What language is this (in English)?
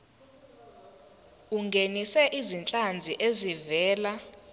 Zulu